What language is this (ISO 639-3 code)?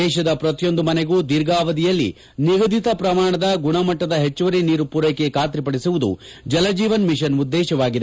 kan